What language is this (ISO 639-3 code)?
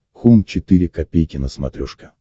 rus